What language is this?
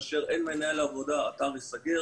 Hebrew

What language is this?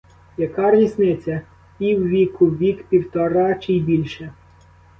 Ukrainian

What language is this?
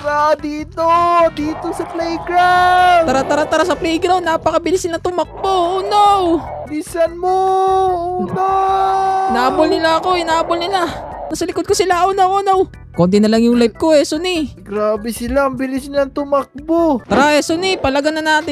Filipino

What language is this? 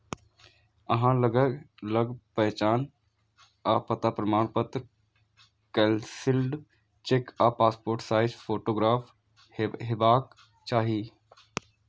Maithili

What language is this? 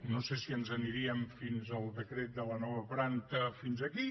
Catalan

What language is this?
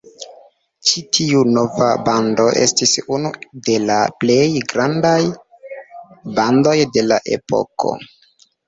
Esperanto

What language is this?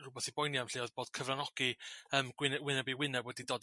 Welsh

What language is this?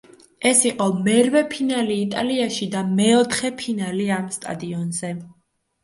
Georgian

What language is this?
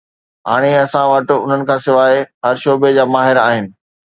Sindhi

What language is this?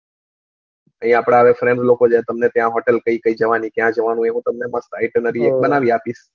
Gujarati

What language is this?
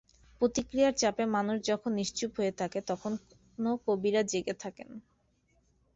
Bangla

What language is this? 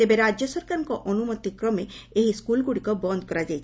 Odia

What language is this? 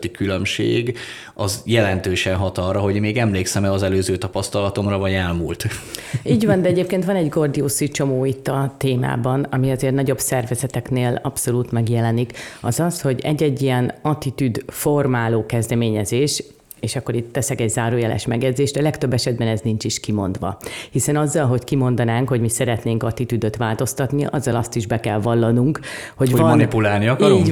Hungarian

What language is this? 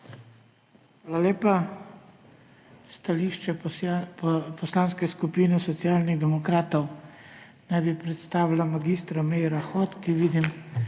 Slovenian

